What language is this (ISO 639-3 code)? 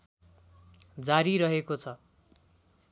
nep